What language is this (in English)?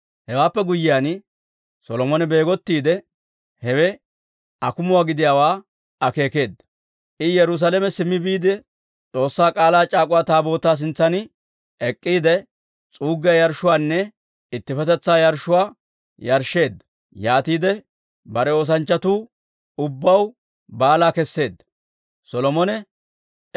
Dawro